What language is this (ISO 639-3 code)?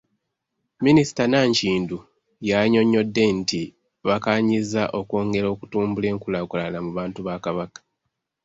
lug